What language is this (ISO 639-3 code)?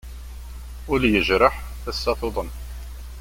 kab